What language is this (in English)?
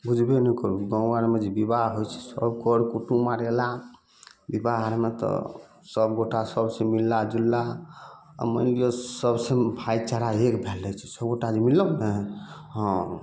Maithili